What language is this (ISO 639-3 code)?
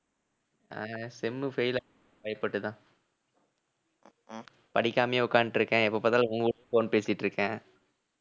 tam